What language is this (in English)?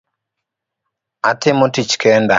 Luo (Kenya and Tanzania)